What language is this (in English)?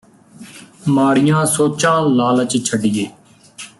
Punjabi